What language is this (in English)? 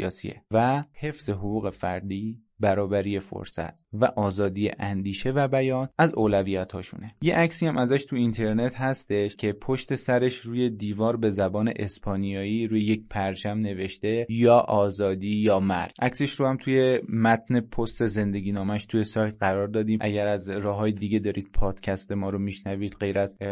Persian